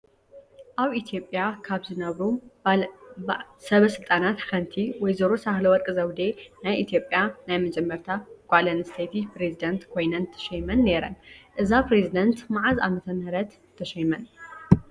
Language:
Tigrinya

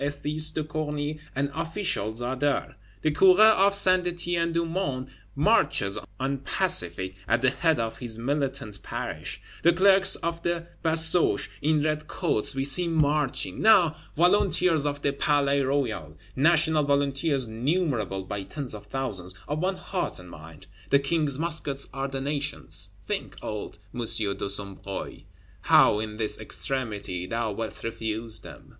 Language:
English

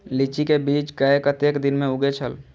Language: Maithili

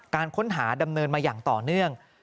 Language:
Thai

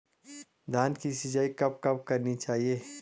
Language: Hindi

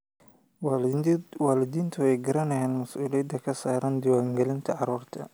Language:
Somali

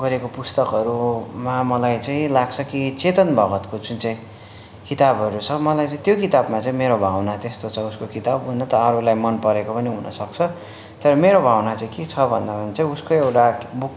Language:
Nepali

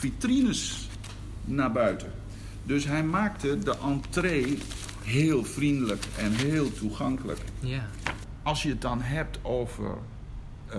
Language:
Dutch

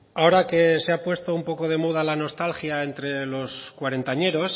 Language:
Spanish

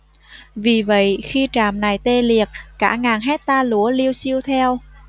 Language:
Vietnamese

